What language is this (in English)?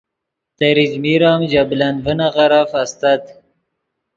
Yidgha